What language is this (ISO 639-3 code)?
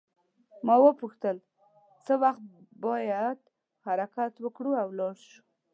pus